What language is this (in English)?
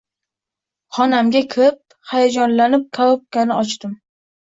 Uzbek